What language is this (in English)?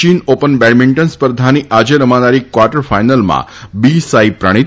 Gujarati